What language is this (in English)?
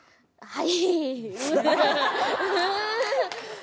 Japanese